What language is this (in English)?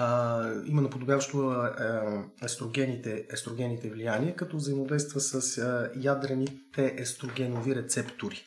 Bulgarian